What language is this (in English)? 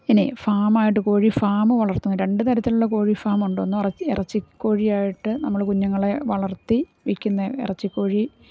Malayalam